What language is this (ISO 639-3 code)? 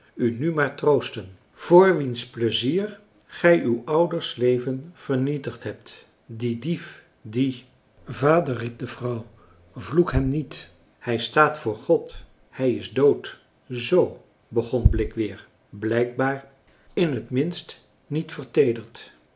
nld